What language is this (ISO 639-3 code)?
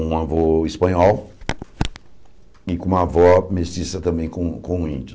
por